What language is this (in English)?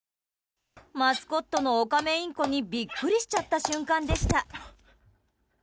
Japanese